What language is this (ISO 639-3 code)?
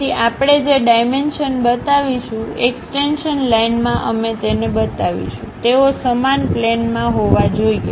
guj